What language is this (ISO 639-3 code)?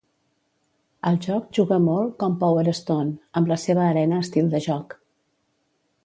cat